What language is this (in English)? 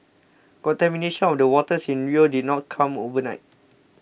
English